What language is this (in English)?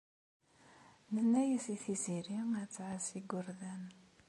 Kabyle